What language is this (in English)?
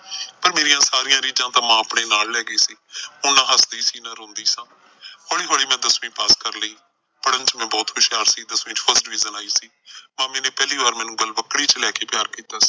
Punjabi